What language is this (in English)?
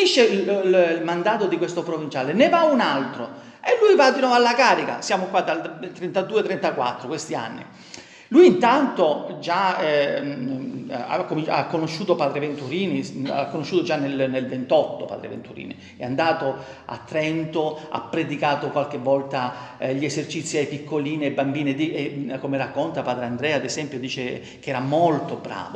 Italian